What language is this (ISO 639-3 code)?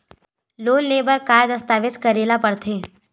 hne